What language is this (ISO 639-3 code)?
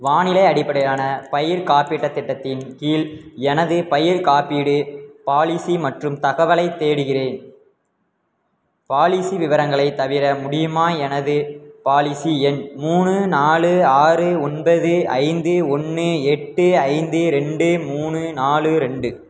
tam